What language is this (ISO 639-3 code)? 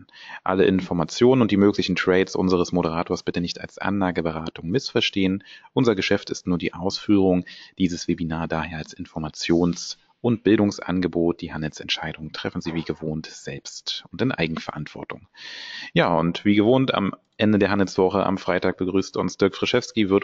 deu